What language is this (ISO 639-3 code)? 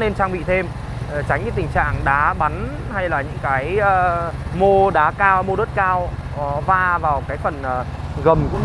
vie